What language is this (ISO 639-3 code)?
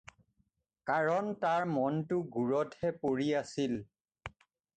asm